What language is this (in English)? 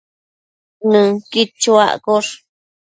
Matsés